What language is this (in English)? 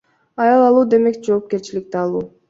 Kyrgyz